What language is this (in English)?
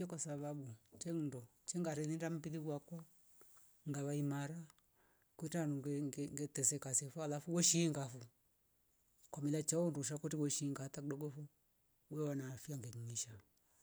Rombo